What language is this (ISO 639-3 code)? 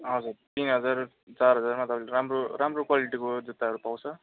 nep